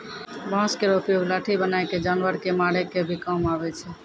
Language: Maithili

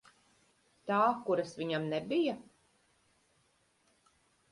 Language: Latvian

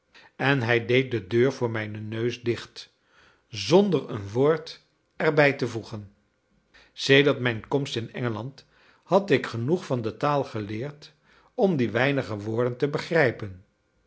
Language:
Dutch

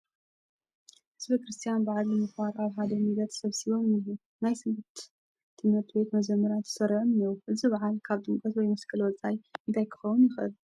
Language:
Tigrinya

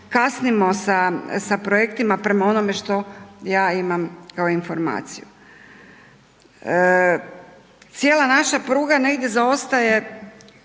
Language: Croatian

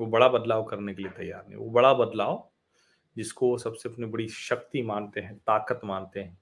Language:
Hindi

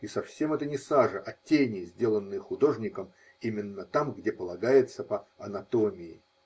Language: Russian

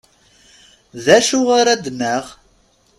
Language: Kabyle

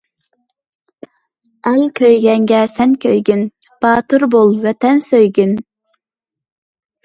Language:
Uyghur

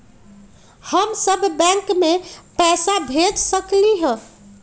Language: Magahi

